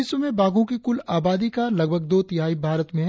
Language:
Hindi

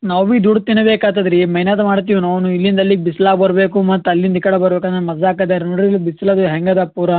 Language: Kannada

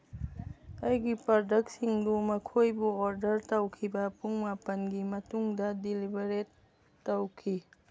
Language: Manipuri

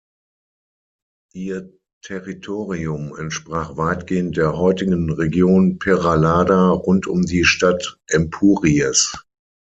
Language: German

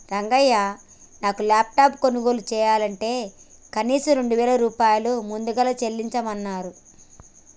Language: Telugu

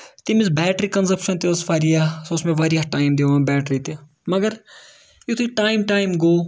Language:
Kashmiri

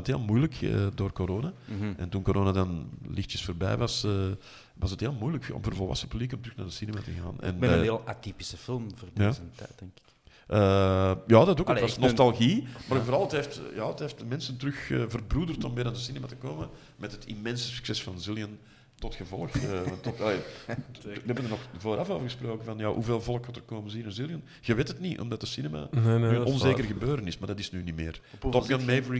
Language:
Dutch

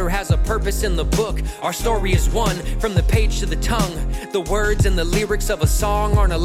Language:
Persian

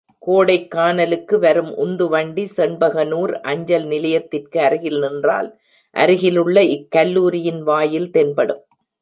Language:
Tamil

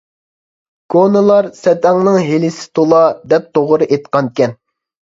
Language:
Uyghur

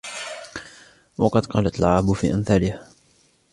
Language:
Arabic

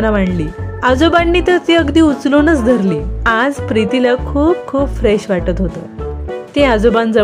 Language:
Marathi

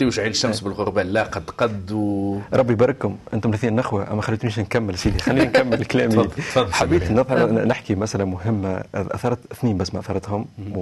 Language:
Arabic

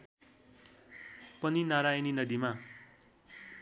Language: Nepali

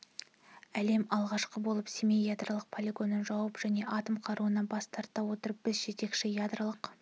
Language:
Kazakh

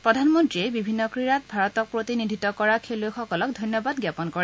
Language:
Assamese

